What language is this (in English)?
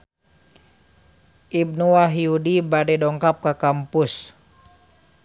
Sundanese